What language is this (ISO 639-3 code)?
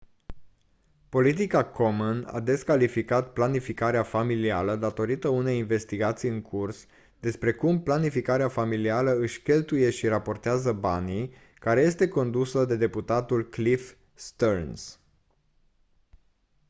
ron